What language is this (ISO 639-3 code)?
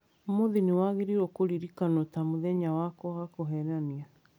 kik